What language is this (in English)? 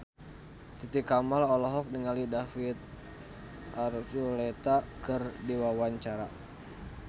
Sundanese